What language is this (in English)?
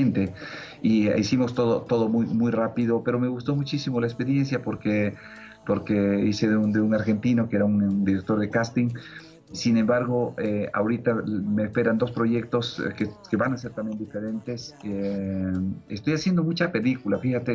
Spanish